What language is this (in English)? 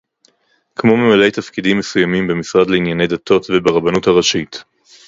Hebrew